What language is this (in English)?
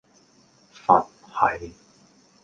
Cantonese